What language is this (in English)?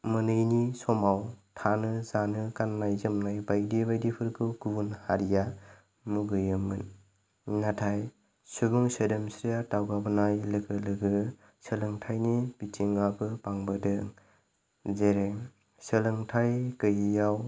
Bodo